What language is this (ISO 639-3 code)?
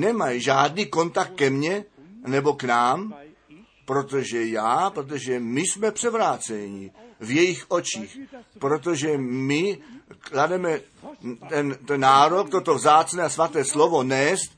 ces